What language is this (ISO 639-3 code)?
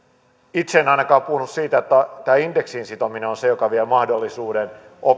fin